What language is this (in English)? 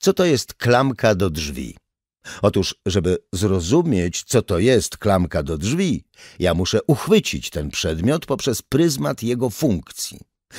Polish